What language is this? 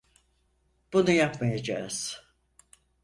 Turkish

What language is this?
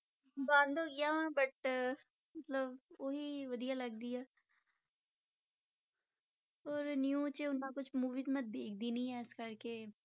Punjabi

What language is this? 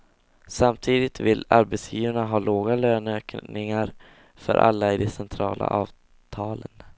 Swedish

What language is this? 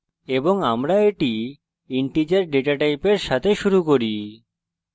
Bangla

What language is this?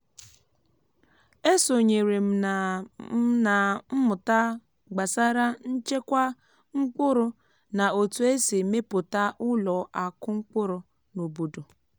Igbo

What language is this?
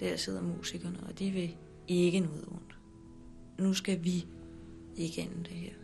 Danish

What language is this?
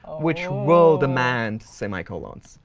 English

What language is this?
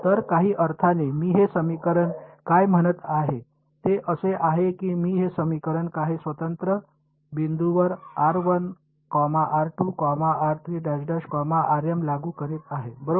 Marathi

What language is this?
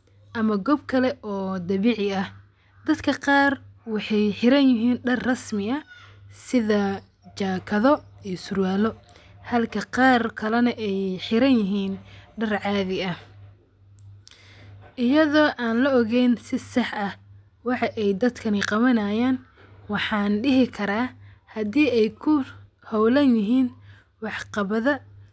Somali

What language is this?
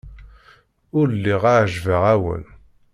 Kabyle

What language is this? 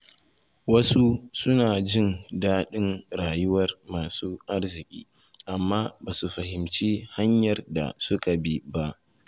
Hausa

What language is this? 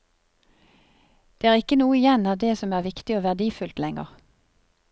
Norwegian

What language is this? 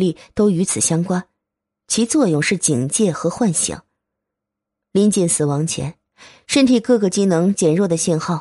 Chinese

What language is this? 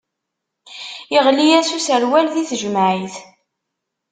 Kabyle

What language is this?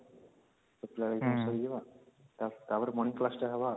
Odia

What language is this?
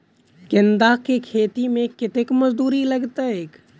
Maithili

